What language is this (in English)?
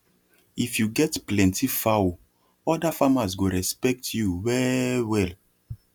Nigerian Pidgin